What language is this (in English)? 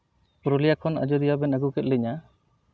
Santali